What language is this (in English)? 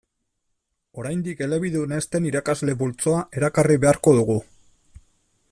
Basque